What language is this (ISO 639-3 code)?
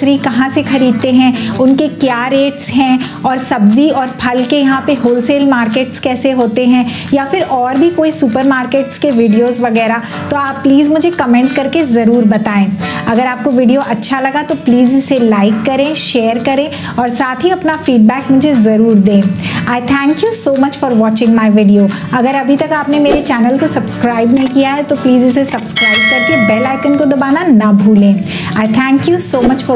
hin